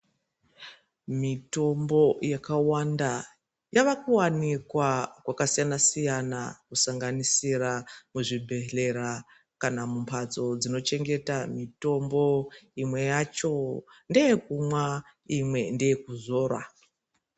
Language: Ndau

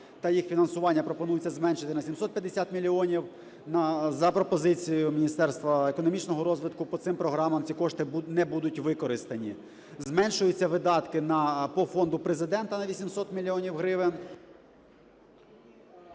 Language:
Ukrainian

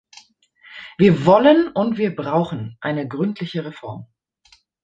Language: German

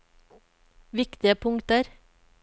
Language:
Norwegian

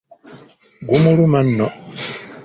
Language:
Ganda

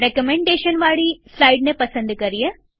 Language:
Gujarati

